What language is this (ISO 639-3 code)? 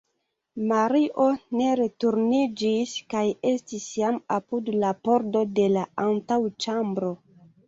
epo